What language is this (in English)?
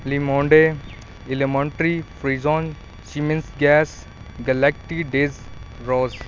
Punjabi